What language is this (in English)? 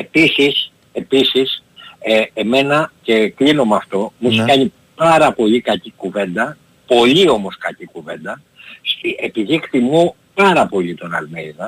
Greek